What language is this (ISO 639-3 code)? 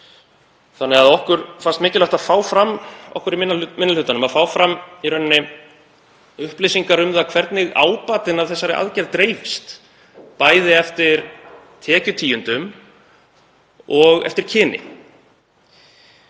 isl